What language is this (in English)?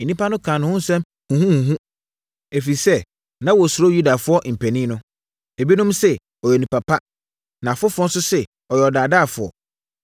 Akan